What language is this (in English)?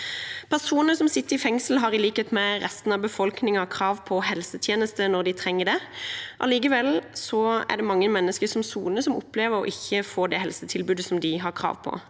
Norwegian